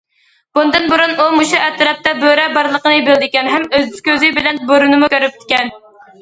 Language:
Uyghur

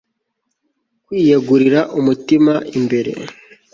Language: Kinyarwanda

